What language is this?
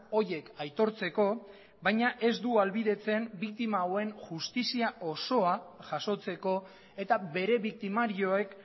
Basque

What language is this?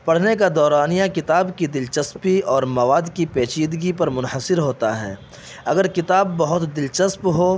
Urdu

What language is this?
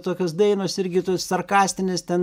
Lithuanian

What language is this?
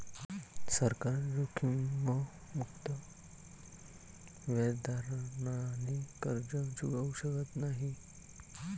Marathi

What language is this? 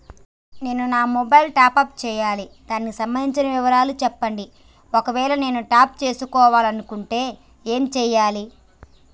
Telugu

